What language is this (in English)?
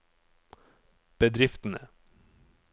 Norwegian